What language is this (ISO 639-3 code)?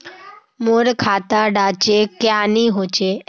mag